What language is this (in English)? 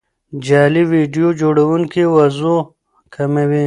Pashto